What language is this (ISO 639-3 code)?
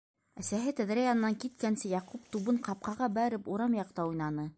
bak